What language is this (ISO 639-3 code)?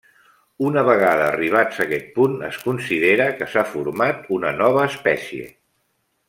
cat